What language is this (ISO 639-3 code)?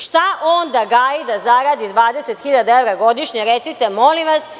srp